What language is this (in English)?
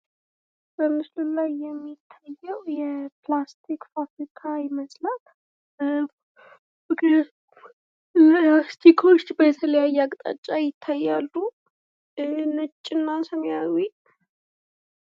Amharic